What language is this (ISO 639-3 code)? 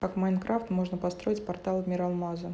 rus